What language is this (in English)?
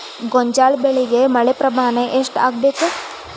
Kannada